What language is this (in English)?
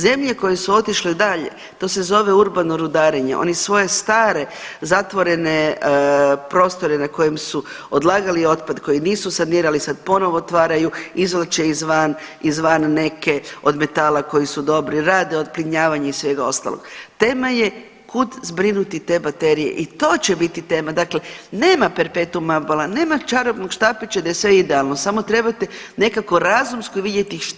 Croatian